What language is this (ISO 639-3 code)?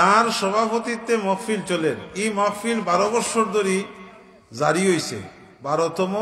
ara